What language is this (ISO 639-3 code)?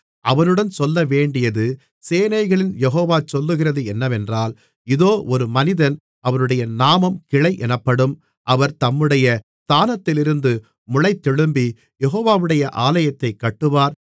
tam